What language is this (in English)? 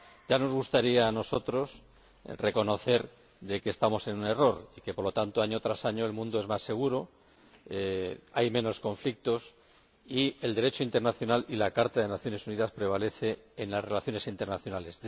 Spanish